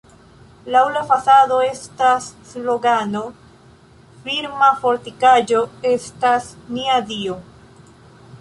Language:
Esperanto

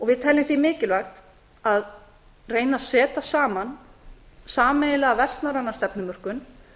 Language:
Icelandic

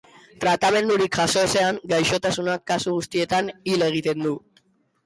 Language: Basque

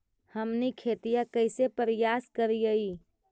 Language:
Magahi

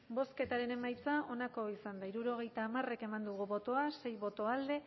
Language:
Basque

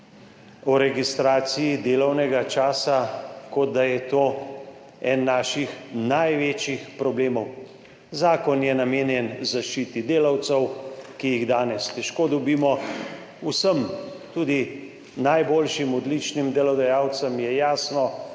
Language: Slovenian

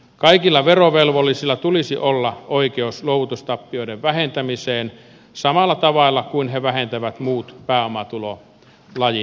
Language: Finnish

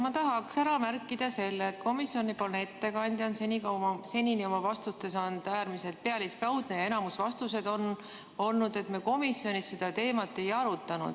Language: Estonian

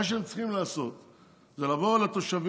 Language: Hebrew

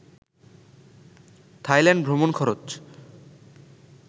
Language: Bangla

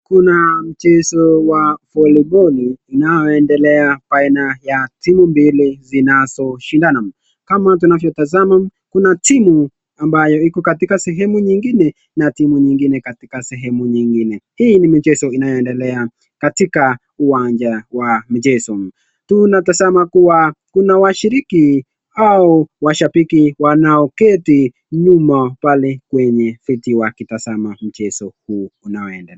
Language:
Swahili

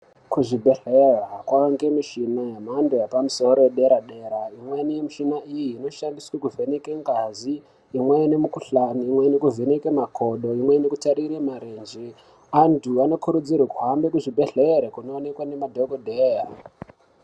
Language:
Ndau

